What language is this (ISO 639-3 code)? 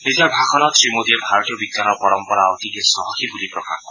asm